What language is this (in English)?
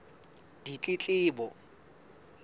Southern Sotho